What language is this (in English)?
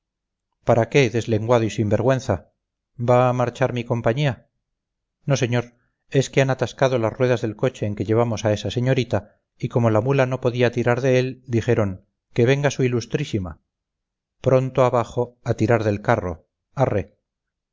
Spanish